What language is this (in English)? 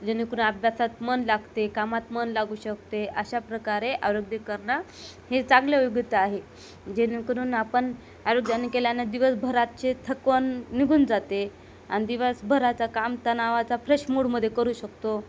Marathi